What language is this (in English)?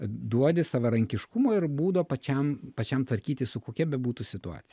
Lithuanian